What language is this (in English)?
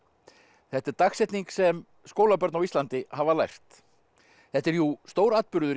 Icelandic